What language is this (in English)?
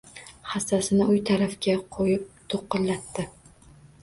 Uzbek